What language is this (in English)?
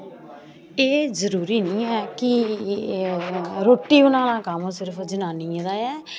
Dogri